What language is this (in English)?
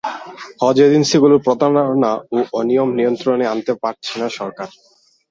Bangla